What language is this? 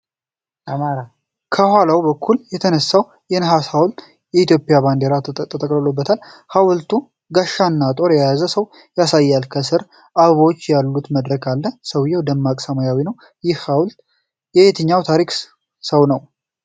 Amharic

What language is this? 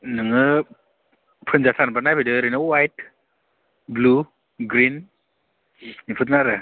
Bodo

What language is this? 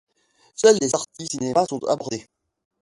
French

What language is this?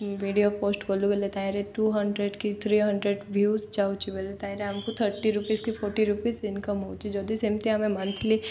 Odia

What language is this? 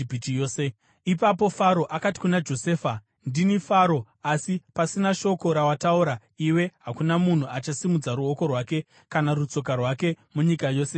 Shona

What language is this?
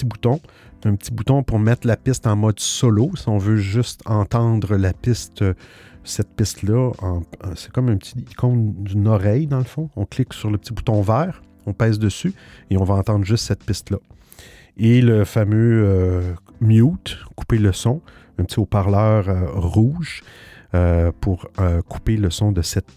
French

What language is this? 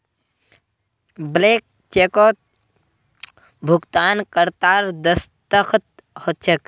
Magahi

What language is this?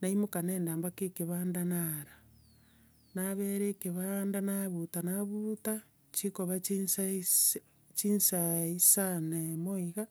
Gusii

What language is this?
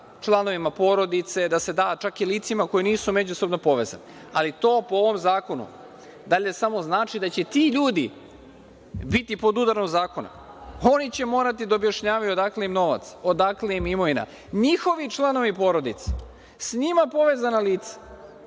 Serbian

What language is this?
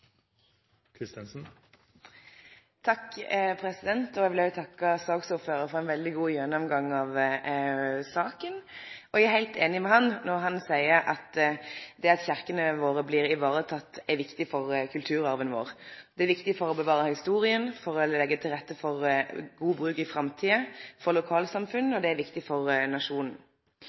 Norwegian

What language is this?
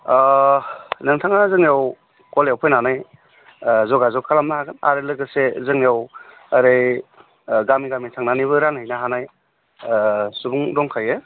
Bodo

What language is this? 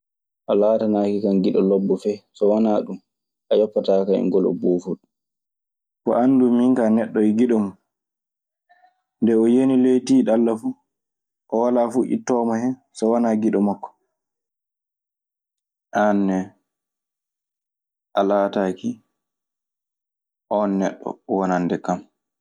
Maasina Fulfulde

